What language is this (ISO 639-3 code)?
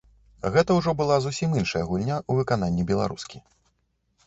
bel